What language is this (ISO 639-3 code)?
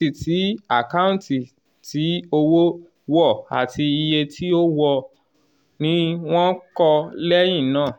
yor